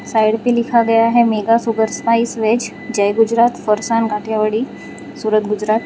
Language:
Hindi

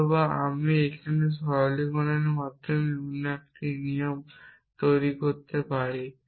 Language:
Bangla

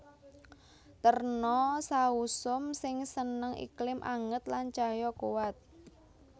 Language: Javanese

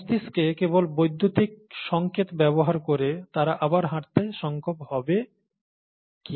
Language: Bangla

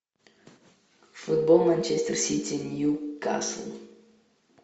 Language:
Russian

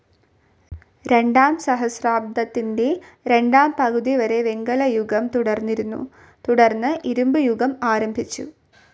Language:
Malayalam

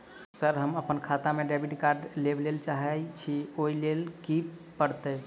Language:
Maithili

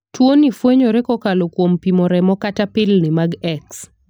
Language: Luo (Kenya and Tanzania)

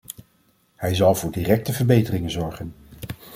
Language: Dutch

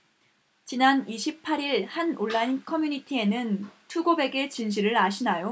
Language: Korean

